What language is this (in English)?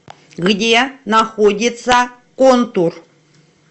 Russian